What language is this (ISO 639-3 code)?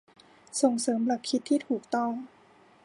tha